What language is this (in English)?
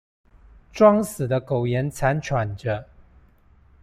Chinese